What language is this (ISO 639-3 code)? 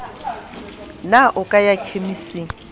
sot